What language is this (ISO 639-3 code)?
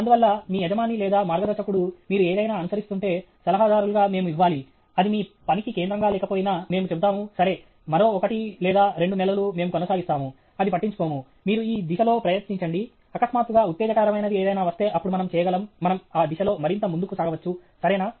tel